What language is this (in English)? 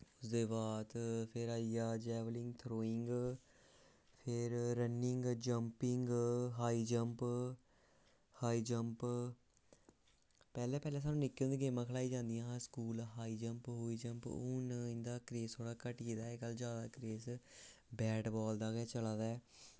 Dogri